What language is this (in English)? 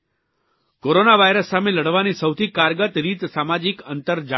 Gujarati